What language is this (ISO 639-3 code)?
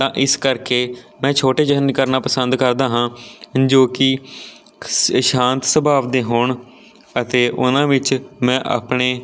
pan